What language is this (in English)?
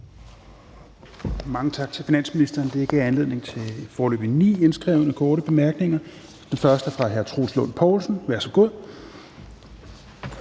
Danish